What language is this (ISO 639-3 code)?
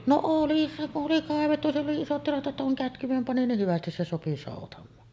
fin